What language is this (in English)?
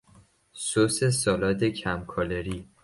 Persian